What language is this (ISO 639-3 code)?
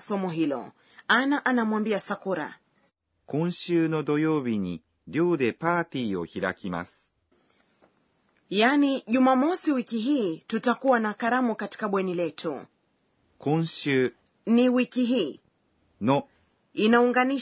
swa